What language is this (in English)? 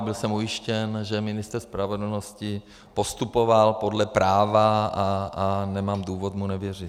Czech